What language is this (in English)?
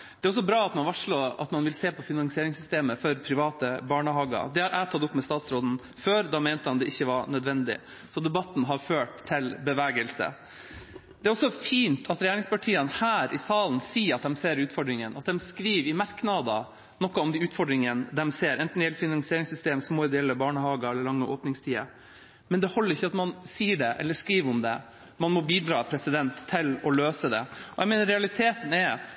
Norwegian Bokmål